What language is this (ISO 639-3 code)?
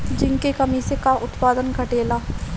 bho